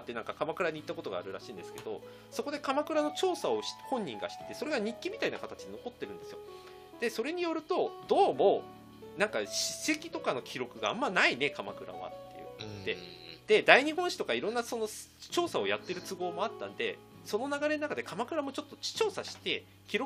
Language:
Japanese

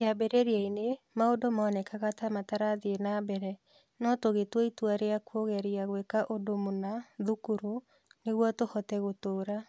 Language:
Kikuyu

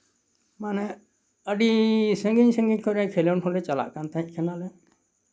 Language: Santali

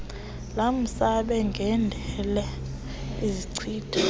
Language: Xhosa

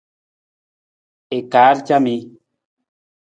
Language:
Nawdm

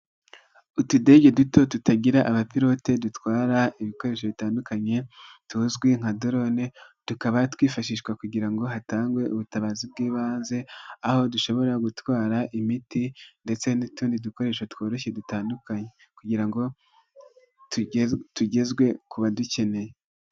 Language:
Kinyarwanda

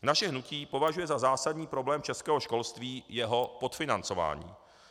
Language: Czech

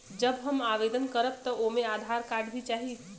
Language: Bhojpuri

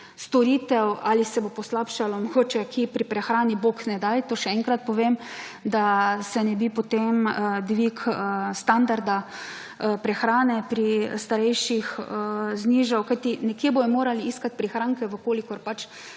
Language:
Slovenian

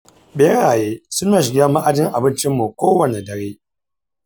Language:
Hausa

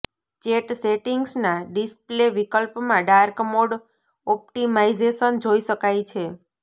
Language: Gujarati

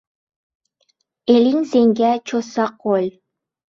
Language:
Uzbek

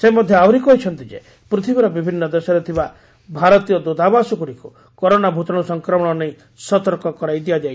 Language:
Odia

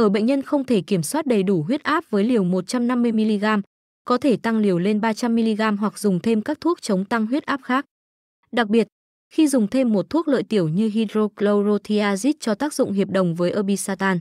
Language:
Vietnamese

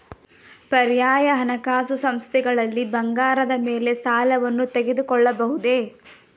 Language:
Kannada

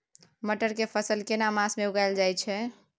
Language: Maithili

